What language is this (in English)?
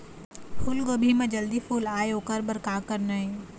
Chhattisgarhi